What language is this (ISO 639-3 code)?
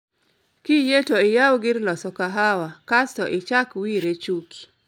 luo